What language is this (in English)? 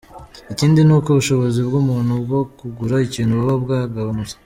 Kinyarwanda